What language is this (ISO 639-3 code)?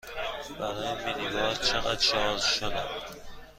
fas